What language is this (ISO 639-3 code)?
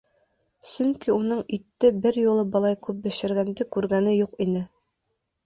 bak